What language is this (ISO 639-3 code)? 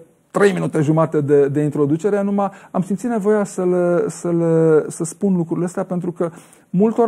ron